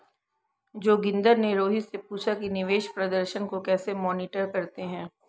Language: Hindi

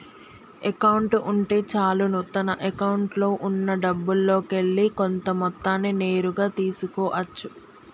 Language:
Telugu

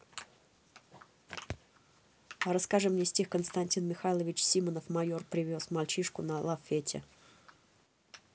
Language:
Russian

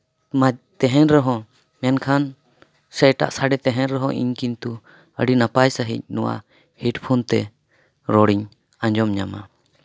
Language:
Santali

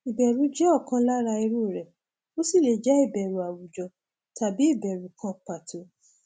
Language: Yoruba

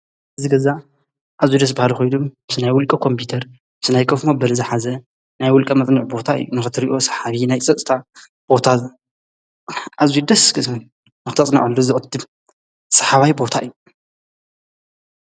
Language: Tigrinya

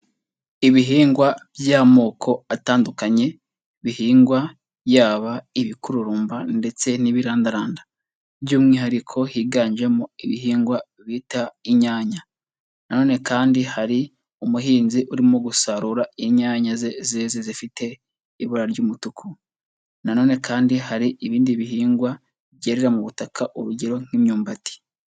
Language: Kinyarwanda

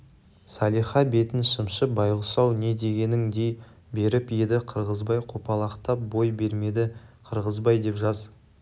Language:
Kazakh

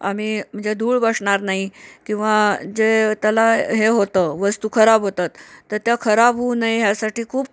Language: Marathi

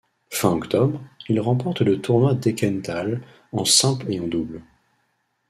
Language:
French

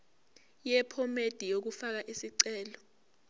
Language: Zulu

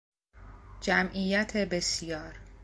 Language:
Persian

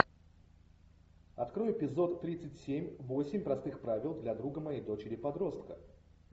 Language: Russian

